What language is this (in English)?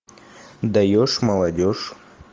Russian